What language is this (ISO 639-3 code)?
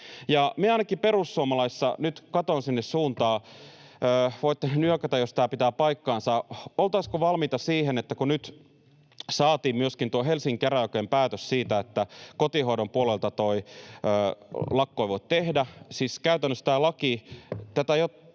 fin